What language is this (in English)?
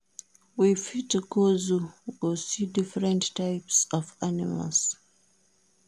Nigerian Pidgin